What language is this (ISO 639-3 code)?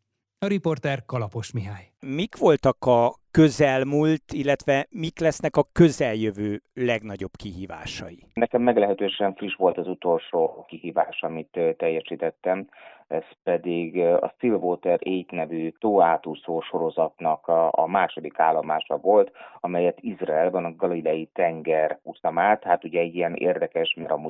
hun